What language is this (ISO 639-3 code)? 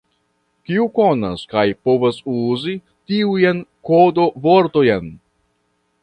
epo